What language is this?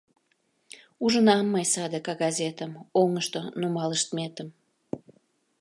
Mari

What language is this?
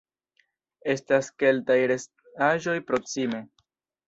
Esperanto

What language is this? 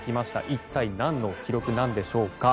Japanese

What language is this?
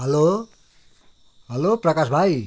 Nepali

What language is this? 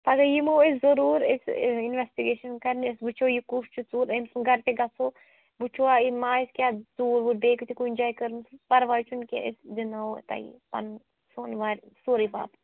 Kashmiri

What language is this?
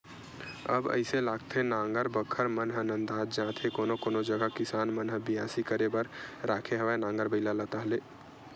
Chhattisgarhi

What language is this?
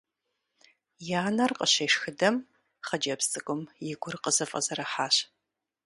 Kabardian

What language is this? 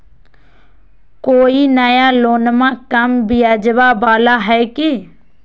Magahi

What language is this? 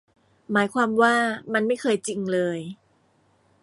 Thai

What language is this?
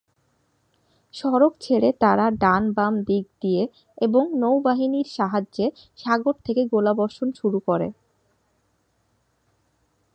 Bangla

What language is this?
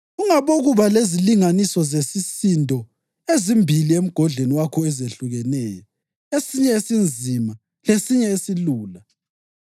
North Ndebele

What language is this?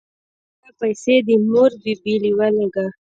Pashto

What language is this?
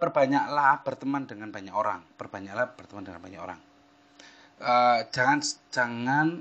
Indonesian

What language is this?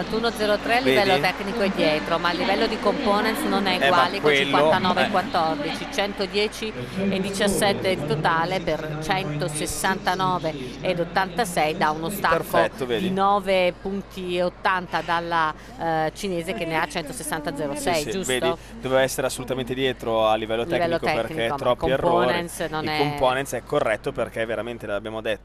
Italian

